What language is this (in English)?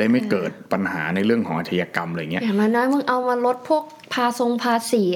Thai